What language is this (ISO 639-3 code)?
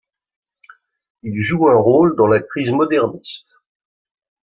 fra